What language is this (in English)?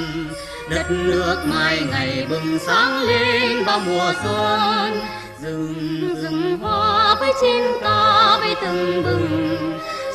Vietnamese